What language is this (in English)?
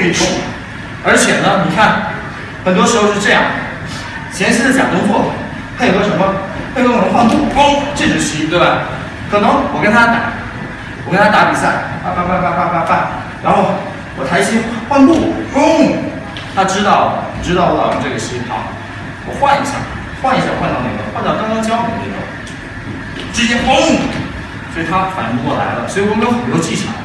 Chinese